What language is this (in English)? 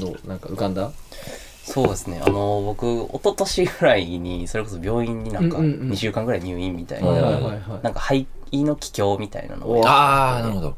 Japanese